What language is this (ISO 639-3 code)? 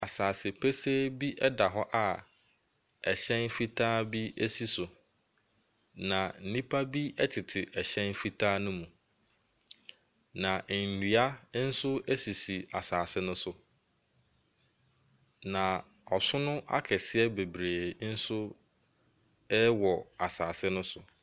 aka